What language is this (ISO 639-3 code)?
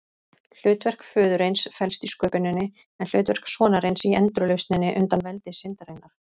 isl